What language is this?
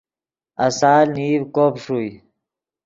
Yidgha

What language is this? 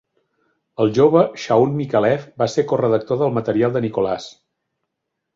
Catalan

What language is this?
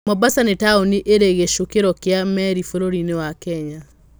Kikuyu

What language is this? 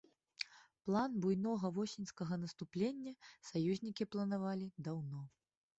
Belarusian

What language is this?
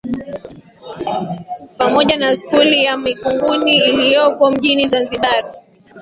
Swahili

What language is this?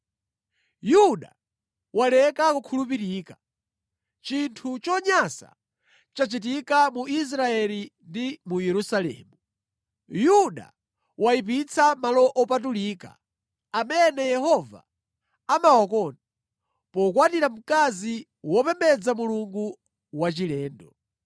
Nyanja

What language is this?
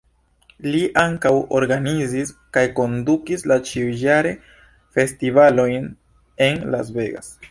Esperanto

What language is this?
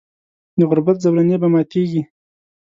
Pashto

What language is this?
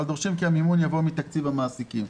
Hebrew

